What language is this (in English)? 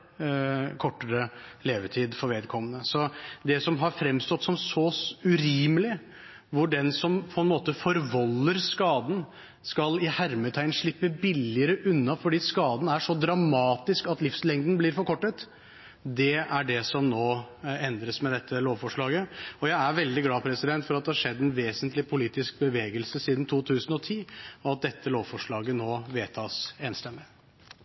Norwegian Bokmål